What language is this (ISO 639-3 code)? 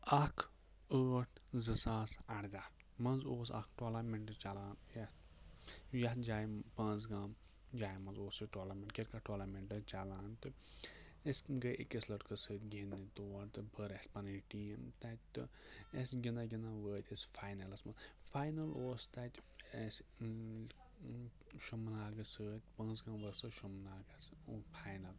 kas